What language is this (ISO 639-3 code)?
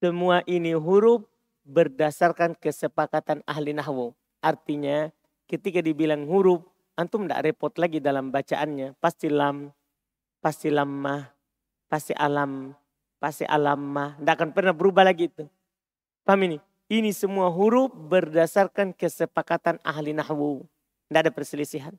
ind